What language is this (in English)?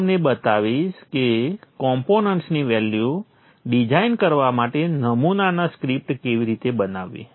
Gujarati